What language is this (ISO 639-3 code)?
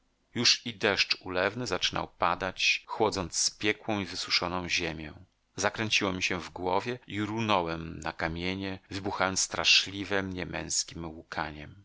pol